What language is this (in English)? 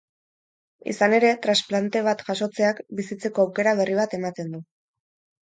Basque